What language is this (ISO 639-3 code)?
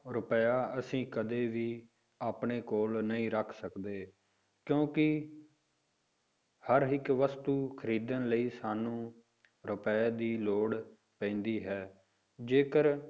pan